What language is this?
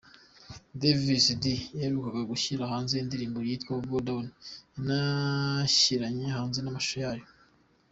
Kinyarwanda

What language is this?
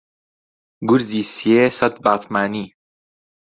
Central Kurdish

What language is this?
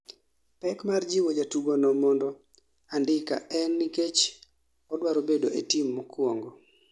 Luo (Kenya and Tanzania)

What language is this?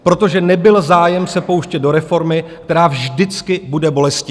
Czech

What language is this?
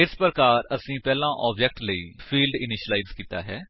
Punjabi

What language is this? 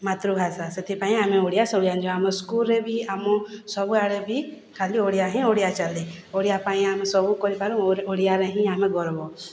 Odia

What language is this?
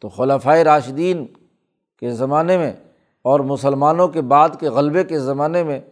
Urdu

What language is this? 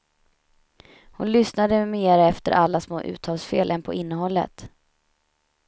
Swedish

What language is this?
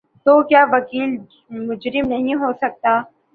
Urdu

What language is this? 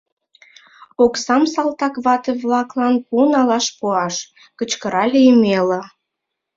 Mari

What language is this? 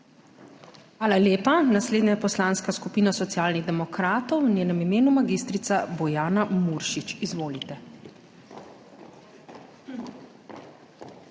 Slovenian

